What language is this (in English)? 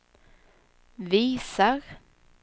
Swedish